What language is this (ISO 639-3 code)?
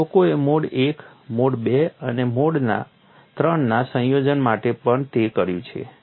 guj